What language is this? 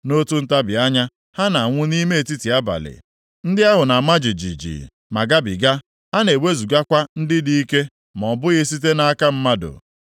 Igbo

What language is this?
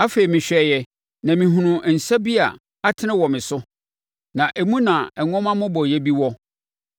Akan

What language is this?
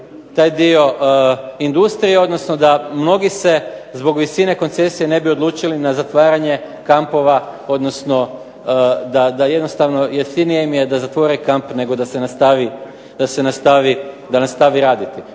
Croatian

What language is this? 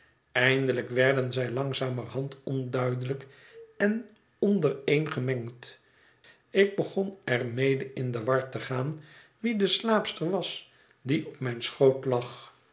Dutch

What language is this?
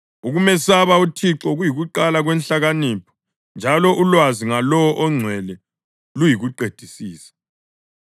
North Ndebele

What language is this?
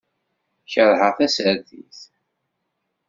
Kabyle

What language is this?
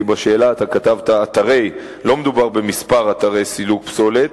Hebrew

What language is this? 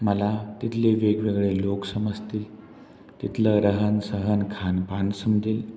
Marathi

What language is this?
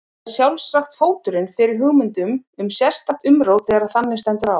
Icelandic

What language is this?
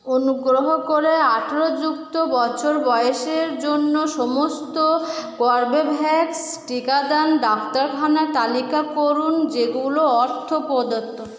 Bangla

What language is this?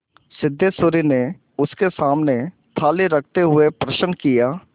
Hindi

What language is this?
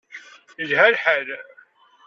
Kabyle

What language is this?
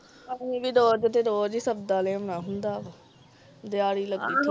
Punjabi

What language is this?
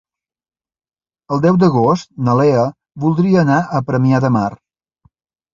Catalan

